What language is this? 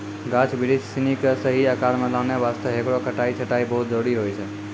Maithili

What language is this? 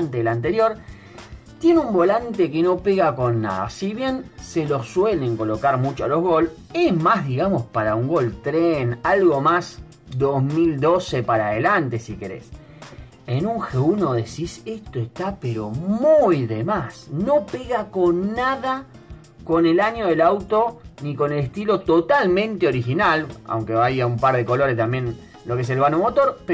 Spanish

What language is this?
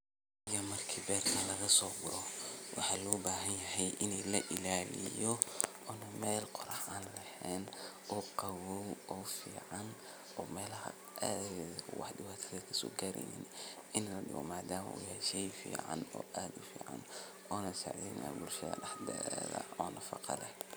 Somali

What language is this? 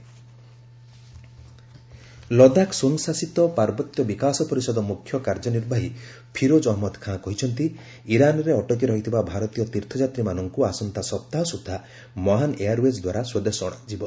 Odia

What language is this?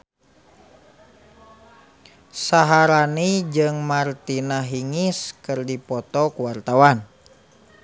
Sundanese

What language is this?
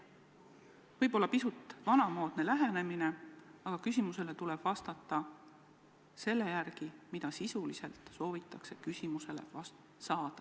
Estonian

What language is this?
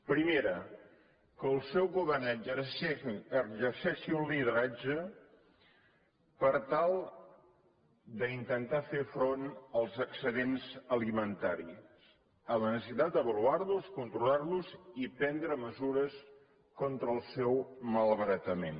Catalan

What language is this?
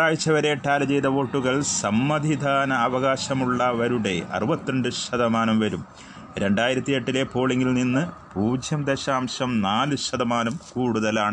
Malayalam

